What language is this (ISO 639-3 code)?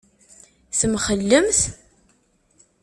kab